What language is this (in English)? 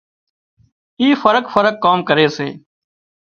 Wadiyara Koli